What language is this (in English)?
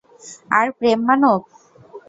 Bangla